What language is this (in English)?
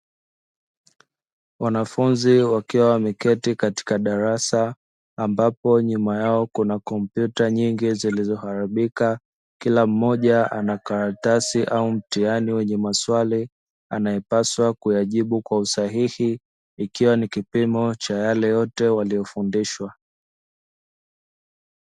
Swahili